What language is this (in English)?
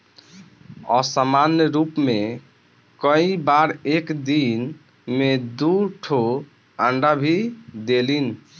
Bhojpuri